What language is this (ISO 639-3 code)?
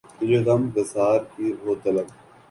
urd